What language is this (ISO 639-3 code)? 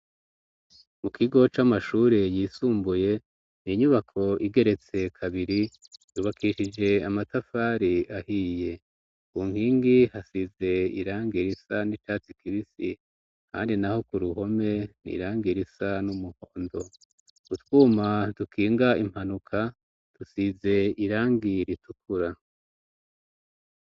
run